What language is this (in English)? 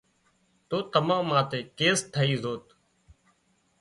Wadiyara Koli